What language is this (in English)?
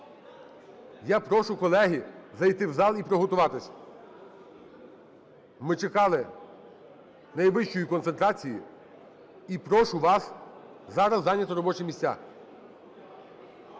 Ukrainian